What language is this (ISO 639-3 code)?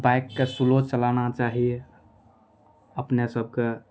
mai